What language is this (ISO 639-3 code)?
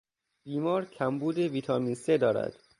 fas